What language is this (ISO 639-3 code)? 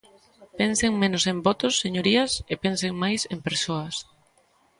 glg